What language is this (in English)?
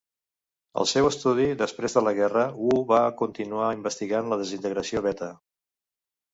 Catalan